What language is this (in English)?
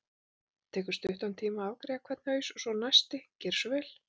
Icelandic